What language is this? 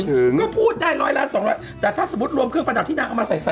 Thai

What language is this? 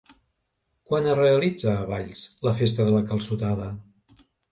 Catalan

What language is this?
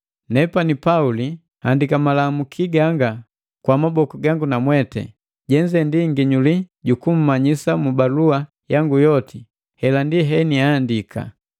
Matengo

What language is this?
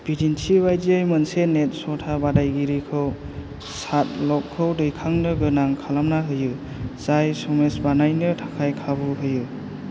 Bodo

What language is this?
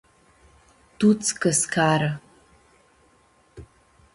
Aromanian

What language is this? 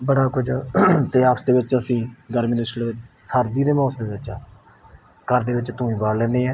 Punjabi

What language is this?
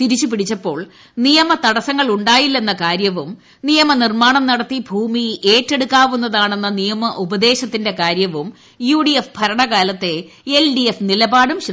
Malayalam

